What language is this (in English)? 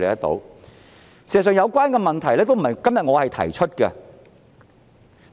Cantonese